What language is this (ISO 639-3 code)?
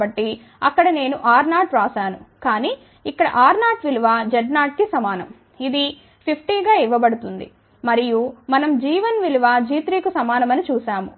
tel